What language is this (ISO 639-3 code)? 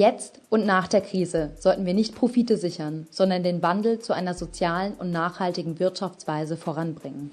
deu